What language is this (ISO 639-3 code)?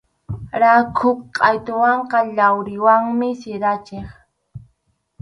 qxu